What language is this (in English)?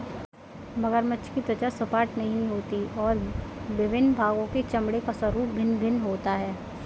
Hindi